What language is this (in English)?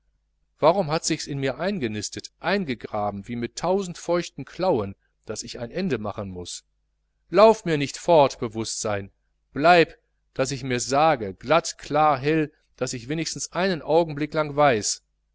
German